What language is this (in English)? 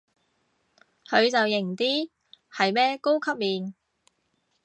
Cantonese